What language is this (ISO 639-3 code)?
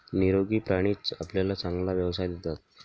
mar